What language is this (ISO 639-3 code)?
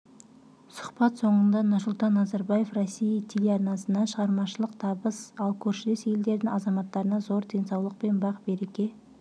kaz